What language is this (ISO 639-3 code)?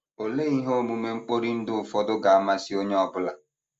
ibo